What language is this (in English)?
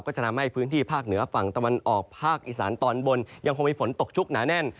Thai